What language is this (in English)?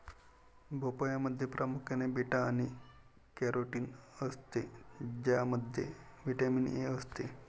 Marathi